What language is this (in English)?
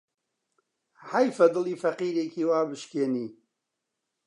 Central Kurdish